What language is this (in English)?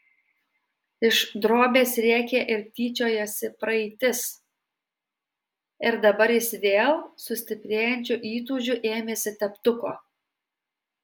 Lithuanian